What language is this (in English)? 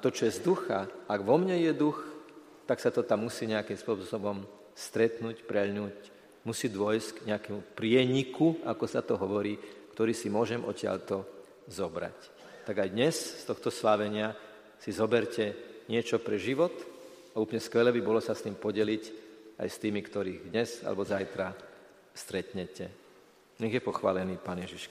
Slovak